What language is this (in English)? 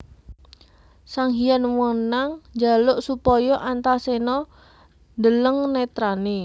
Javanese